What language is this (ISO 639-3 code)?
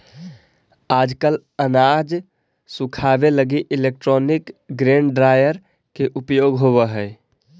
mag